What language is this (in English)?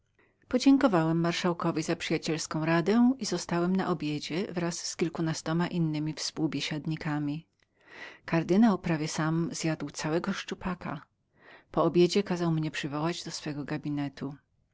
Polish